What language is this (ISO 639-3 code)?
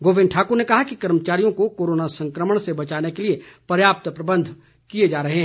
hin